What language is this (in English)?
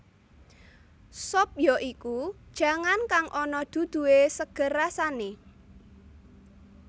Javanese